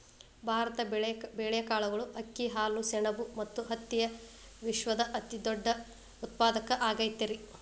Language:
Kannada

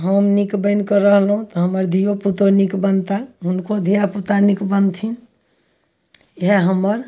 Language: Maithili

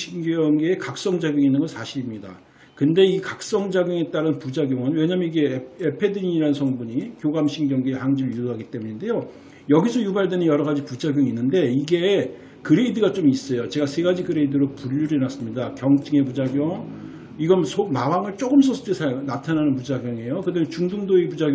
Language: Korean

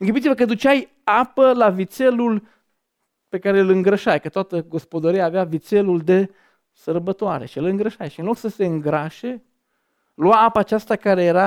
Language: Romanian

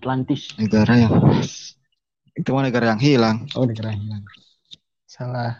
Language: Indonesian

